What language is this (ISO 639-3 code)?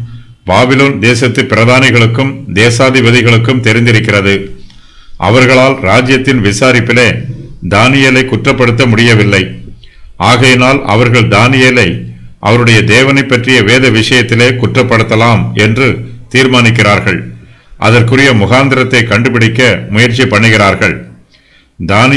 ron